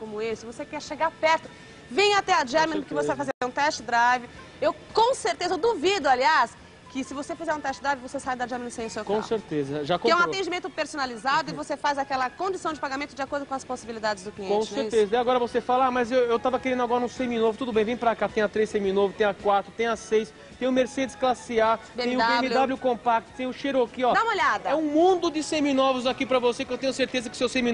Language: Portuguese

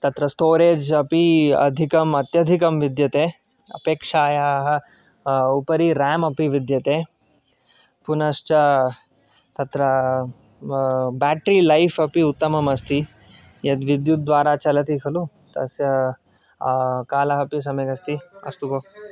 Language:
Sanskrit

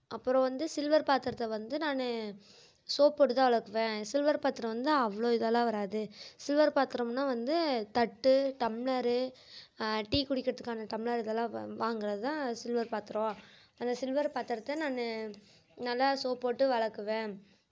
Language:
Tamil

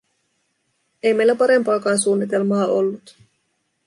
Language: Finnish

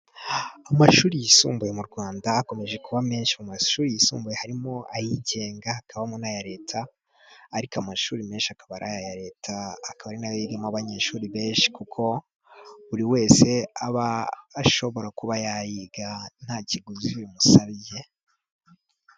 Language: Kinyarwanda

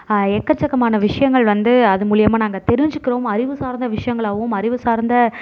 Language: Tamil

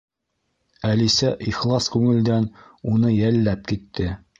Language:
Bashkir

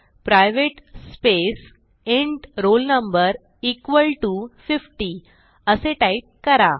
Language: Marathi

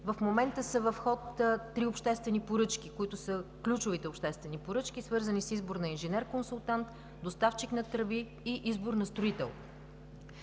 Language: Bulgarian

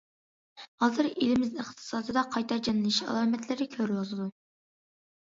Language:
Uyghur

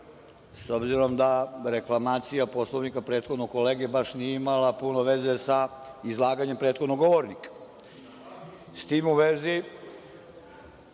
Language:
Serbian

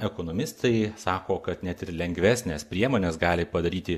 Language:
Lithuanian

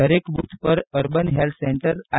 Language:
Gujarati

